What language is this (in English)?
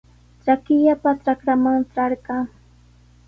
Sihuas Ancash Quechua